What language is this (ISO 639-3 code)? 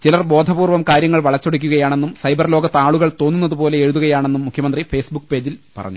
mal